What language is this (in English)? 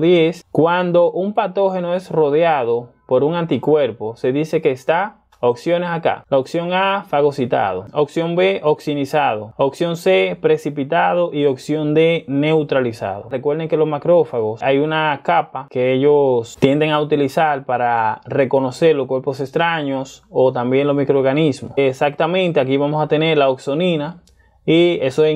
Spanish